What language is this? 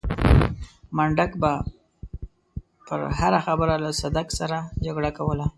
Pashto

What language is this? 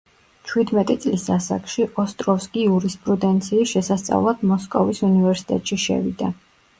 Georgian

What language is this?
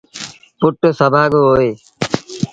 Sindhi Bhil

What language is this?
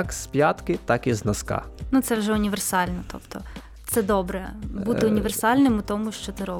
Ukrainian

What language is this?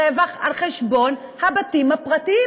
Hebrew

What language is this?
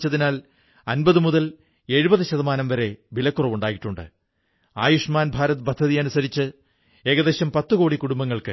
Malayalam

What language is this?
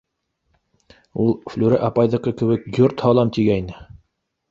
Bashkir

